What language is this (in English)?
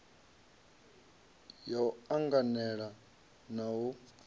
Venda